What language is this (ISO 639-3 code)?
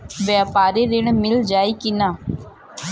bho